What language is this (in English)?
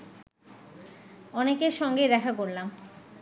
Bangla